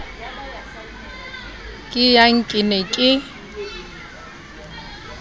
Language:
Southern Sotho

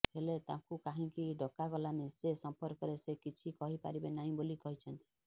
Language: Odia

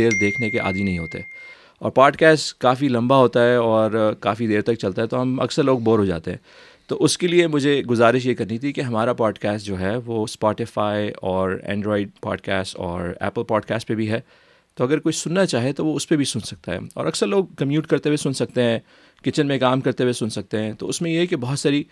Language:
Urdu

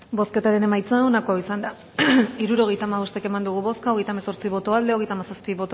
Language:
Basque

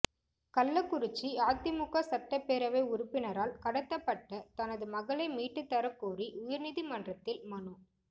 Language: Tamil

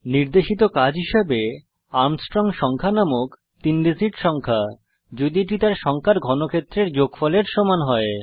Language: Bangla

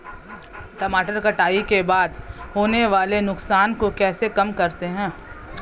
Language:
Hindi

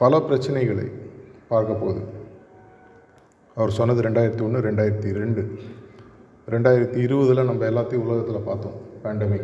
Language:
Tamil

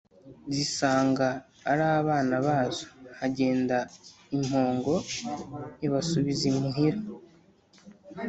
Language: Kinyarwanda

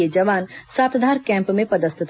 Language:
Hindi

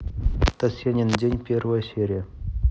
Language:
Russian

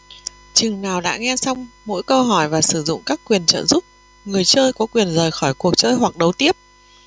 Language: Vietnamese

